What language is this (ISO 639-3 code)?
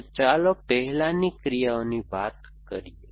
guj